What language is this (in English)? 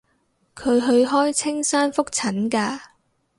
Cantonese